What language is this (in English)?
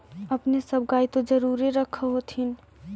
Magahi